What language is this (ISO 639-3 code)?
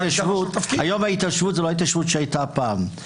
heb